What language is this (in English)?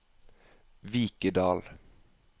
Norwegian